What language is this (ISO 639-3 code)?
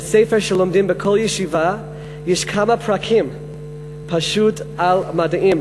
heb